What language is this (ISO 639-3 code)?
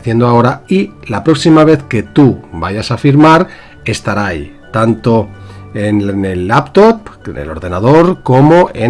spa